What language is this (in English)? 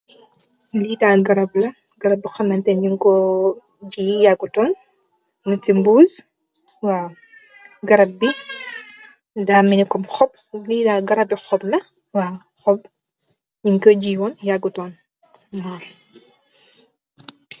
Wolof